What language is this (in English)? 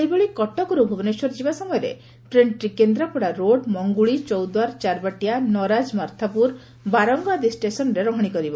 Odia